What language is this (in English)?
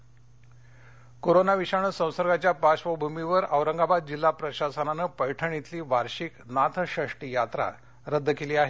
Marathi